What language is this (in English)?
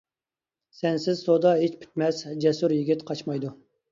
Uyghur